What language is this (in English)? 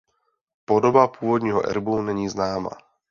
Czech